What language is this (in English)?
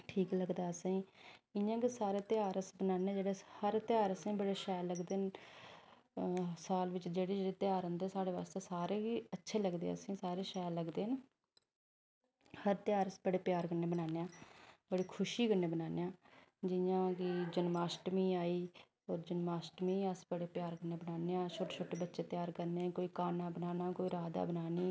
Dogri